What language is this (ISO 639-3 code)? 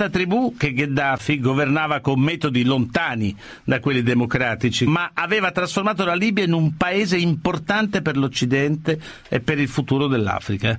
ita